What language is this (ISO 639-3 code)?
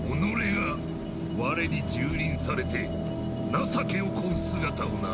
jpn